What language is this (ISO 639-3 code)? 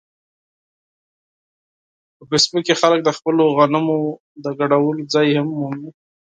pus